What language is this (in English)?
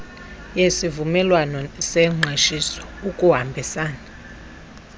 Xhosa